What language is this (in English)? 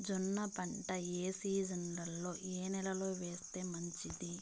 Telugu